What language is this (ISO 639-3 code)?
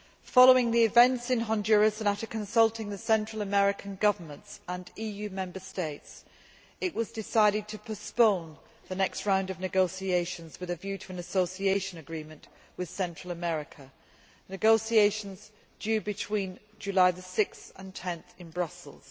eng